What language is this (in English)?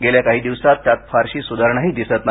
Marathi